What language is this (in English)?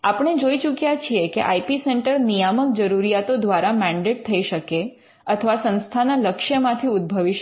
Gujarati